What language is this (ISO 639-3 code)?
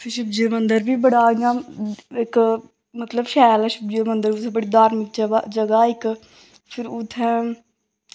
doi